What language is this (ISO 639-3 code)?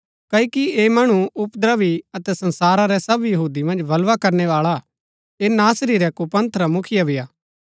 gbk